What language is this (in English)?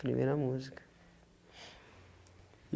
Portuguese